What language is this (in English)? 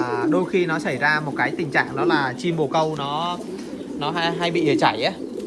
Vietnamese